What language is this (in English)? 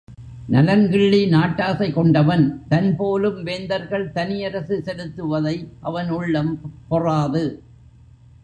Tamil